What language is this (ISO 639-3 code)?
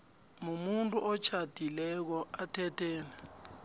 nbl